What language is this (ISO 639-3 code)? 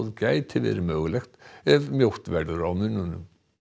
isl